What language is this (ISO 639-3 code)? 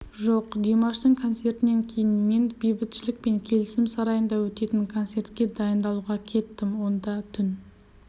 kaz